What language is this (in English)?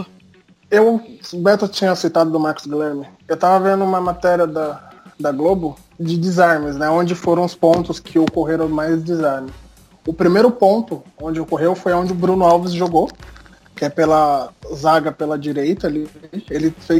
Portuguese